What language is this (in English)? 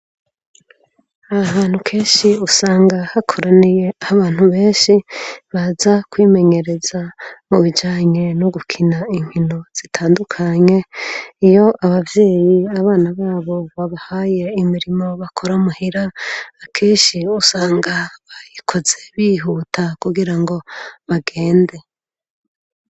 Rundi